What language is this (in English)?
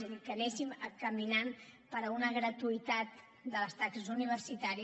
Catalan